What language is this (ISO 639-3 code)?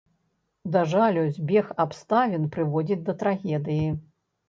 bel